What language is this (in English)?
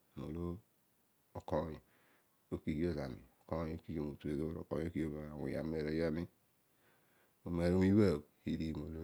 Odual